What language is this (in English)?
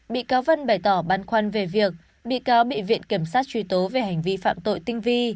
Vietnamese